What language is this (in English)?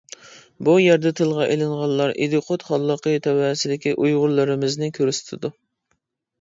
Uyghur